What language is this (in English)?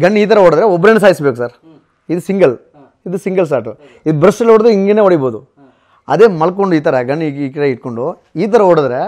Kannada